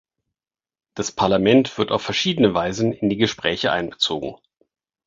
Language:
German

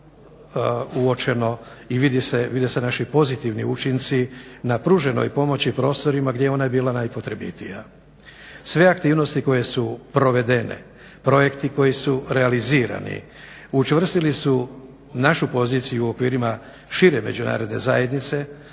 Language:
Croatian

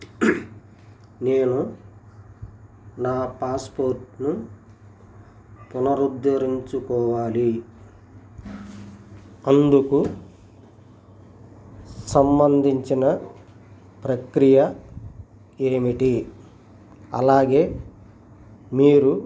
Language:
Telugu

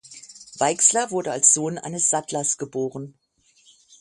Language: German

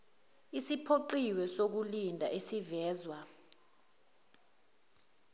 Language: Zulu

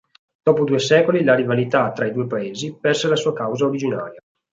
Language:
Italian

